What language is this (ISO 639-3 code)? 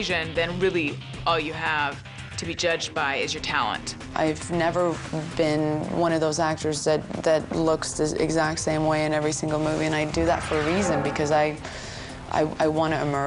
eng